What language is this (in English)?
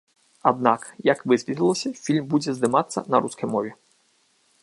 Belarusian